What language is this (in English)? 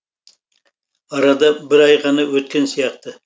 Kazakh